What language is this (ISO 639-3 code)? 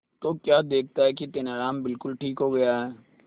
hin